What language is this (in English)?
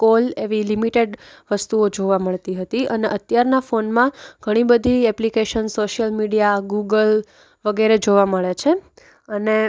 Gujarati